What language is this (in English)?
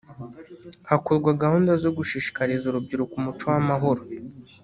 Kinyarwanda